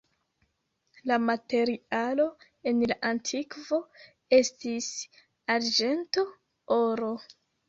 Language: Esperanto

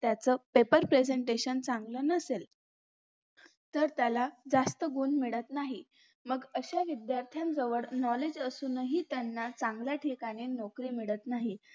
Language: Marathi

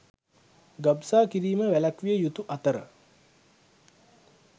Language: Sinhala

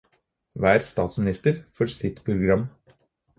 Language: Norwegian Bokmål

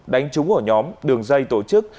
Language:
Vietnamese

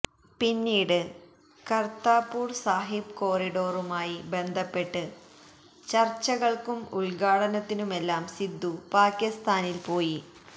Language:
Malayalam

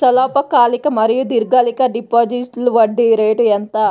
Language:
Telugu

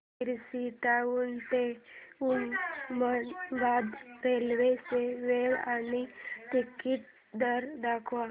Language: Marathi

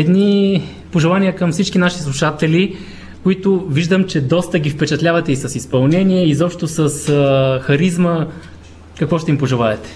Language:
Bulgarian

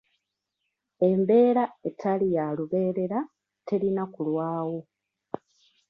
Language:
Ganda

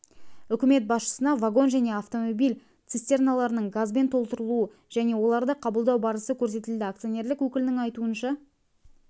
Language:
Kazakh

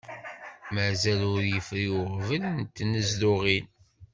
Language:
Kabyle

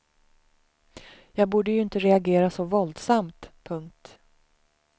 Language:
Swedish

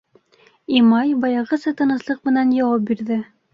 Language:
Bashkir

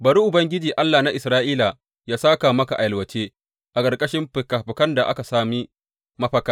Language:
Hausa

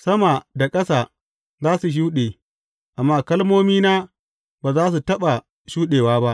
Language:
Hausa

